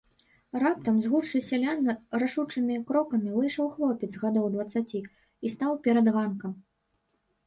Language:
Belarusian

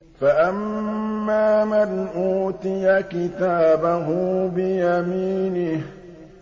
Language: Arabic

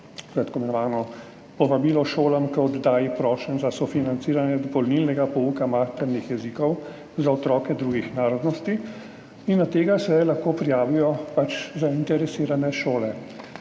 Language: Slovenian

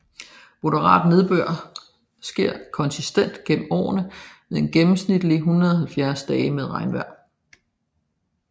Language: Danish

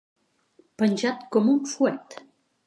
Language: Catalan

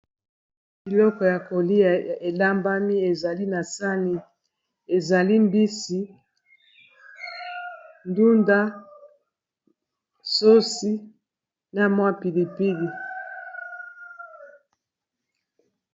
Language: Lingala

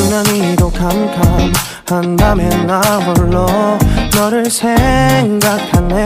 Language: Korean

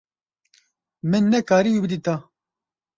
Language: Kurdish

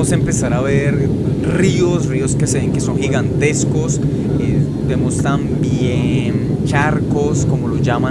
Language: Spanish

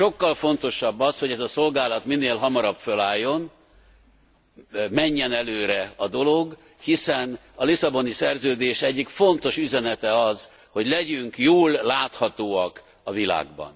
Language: Hungarian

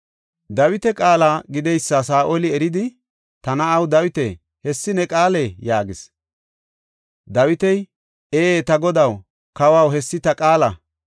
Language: Gofa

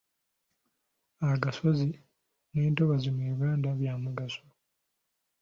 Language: Ganda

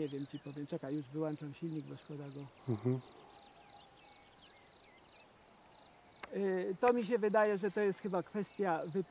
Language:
Polish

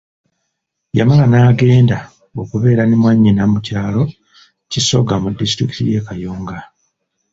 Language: Ganda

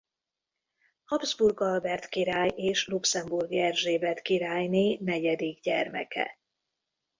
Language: Hungarian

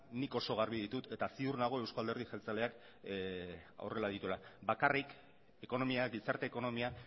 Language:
Basque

